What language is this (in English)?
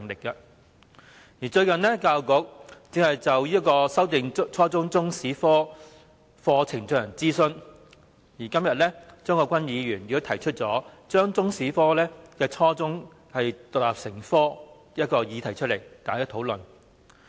Cantonese